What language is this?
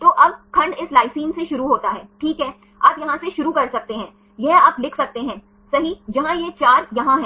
Hindi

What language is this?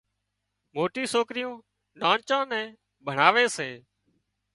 Wadiyara Koli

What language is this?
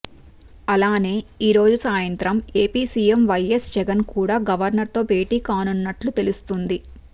Telugu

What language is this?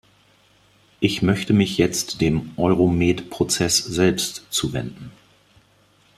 German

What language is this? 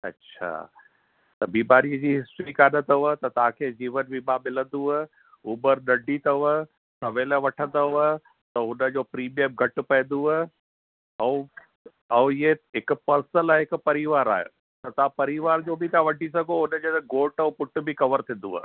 Sindhi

